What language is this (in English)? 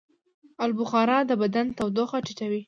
Pashto